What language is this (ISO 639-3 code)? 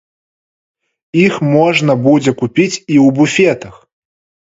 bel